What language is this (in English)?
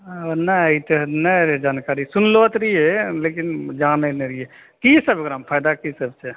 Maithili